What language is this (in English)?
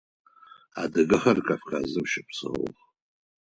Adyghe